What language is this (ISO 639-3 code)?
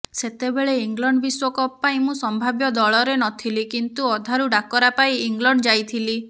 ori